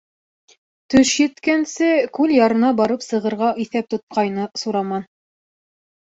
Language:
Bashkir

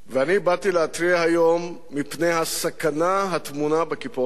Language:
Hebrew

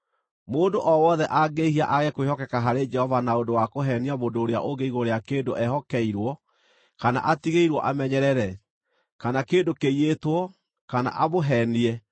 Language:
Kikuyu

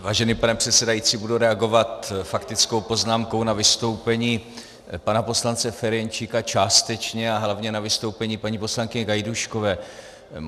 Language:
Czech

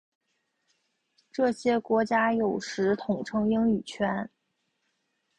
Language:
Chinese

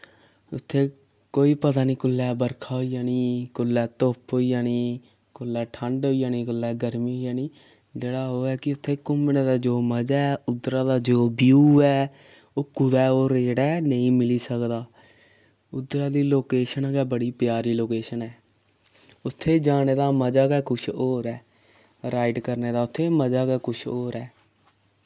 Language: Dogri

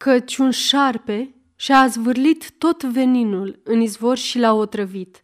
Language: Romanian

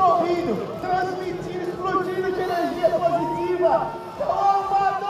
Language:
Portuguese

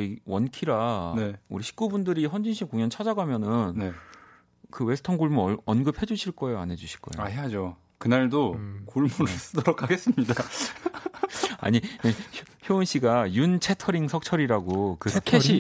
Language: Korean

